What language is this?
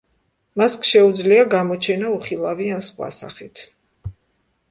Georgian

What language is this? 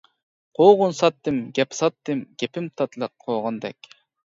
Uyghur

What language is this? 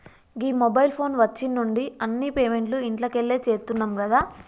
Telugu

